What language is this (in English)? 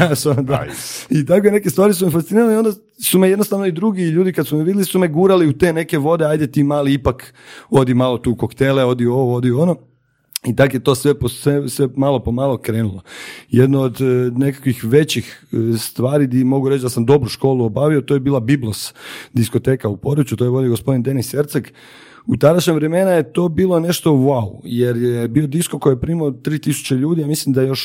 Croatian